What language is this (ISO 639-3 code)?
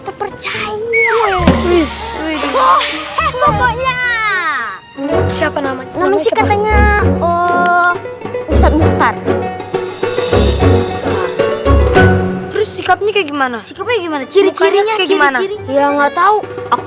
ind